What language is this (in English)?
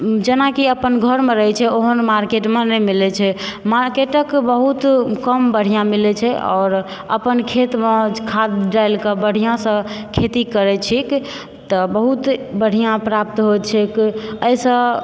Maithili